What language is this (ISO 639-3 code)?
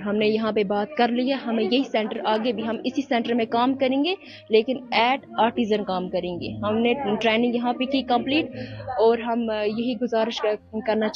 hin